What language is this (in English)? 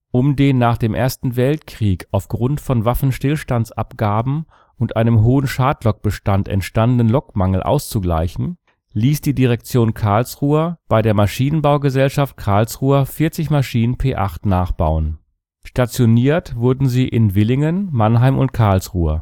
German